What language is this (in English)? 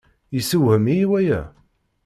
Kabyle